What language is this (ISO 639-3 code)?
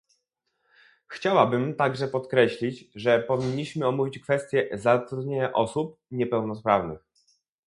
pol